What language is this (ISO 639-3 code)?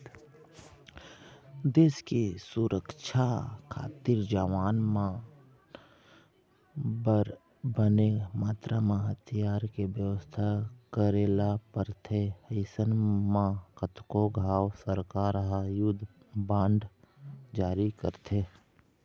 hne